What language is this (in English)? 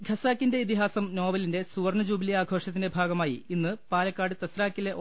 Malayalam